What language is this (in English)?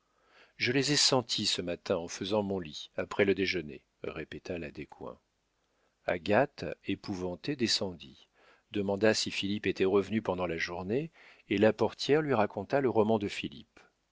French